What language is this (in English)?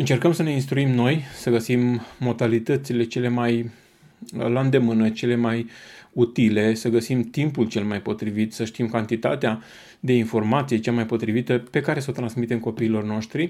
Romanian